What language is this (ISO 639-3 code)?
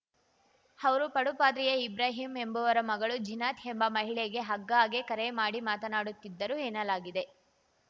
kan